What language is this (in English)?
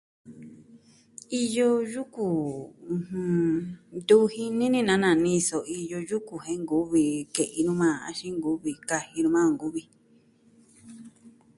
Southwestern Tlaxiaco Mixtec